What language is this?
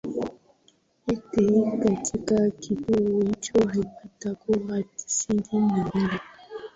Swahili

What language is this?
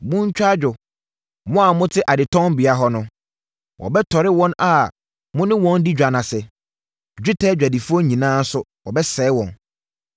Akan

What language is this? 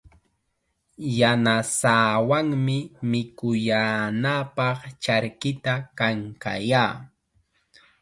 Chiquián Ancash Quechua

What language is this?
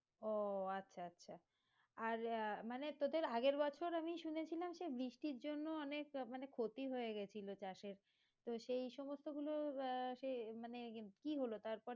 Bangla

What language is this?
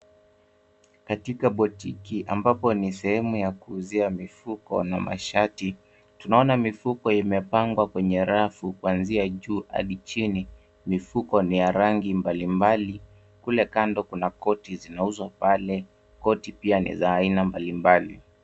Swahili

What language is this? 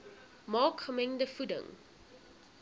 Afrikaans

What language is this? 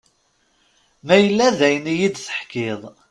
Kabyle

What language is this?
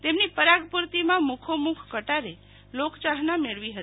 Gujarati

